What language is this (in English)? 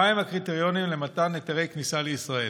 Hebrew